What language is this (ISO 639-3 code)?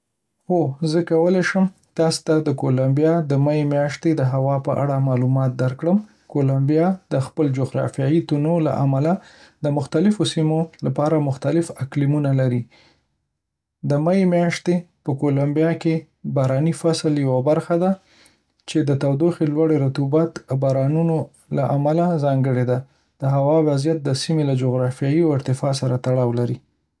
pus